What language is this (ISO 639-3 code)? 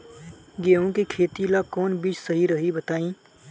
bho